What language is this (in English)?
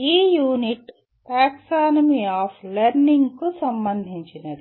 Telugu